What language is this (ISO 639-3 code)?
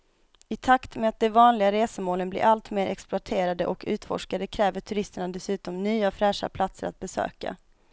swe